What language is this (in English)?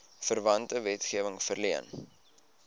Afrikaans